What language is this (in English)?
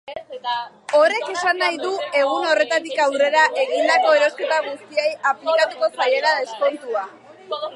Basque